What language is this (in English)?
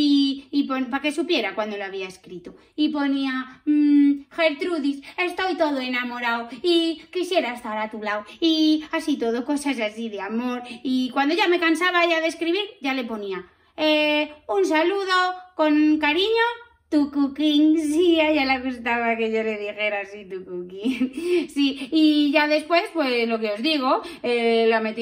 Spanish